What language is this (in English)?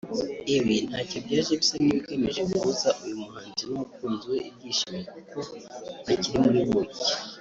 Kinyarwanda